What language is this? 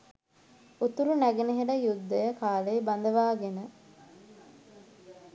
Sinhala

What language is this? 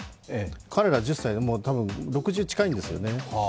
Japanese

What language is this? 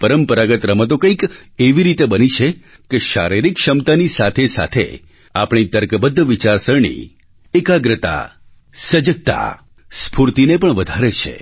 Gujarati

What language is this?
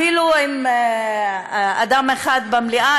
Hebrew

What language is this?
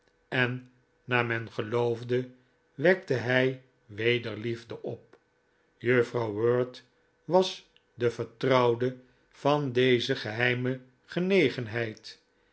Dutch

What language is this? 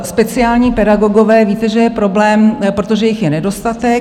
Czech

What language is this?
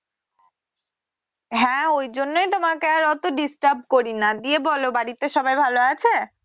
Bangla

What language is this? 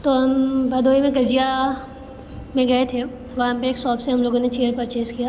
Hindi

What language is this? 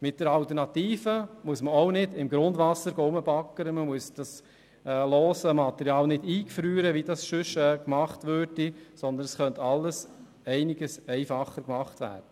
Swiss German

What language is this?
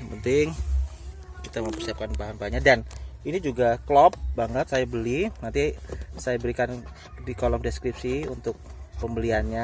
Indonesian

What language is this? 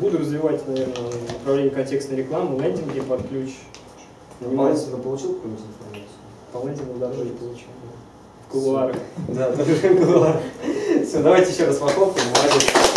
Russian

